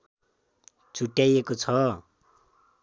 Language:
Nepali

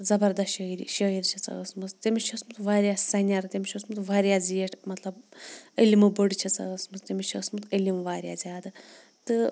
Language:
Kashmiri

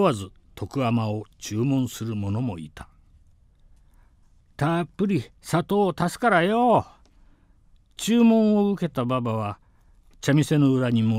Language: Japanese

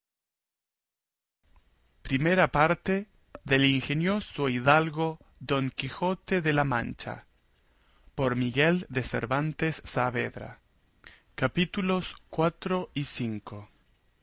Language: Spanish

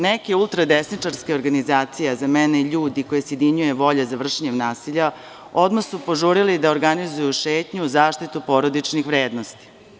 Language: Serbian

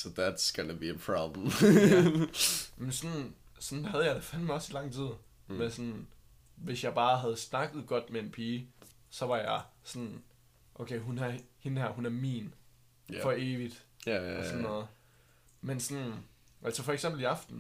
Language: Danish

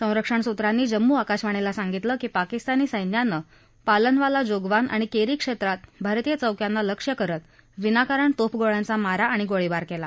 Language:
Marathi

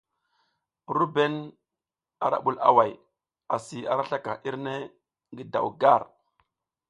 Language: South Giziga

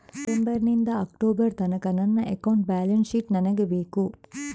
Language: Kannada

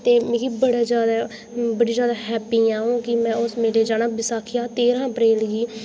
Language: Dogri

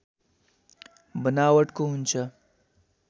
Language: Nepali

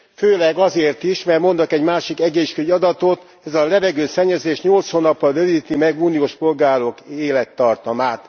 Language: Hungarian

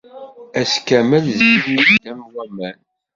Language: Kabyle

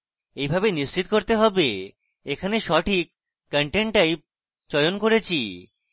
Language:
Bangla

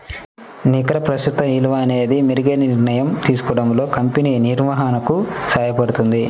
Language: Telugu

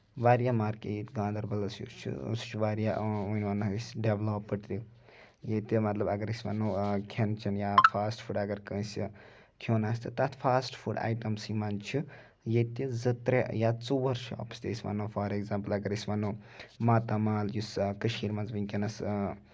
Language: Kashmiri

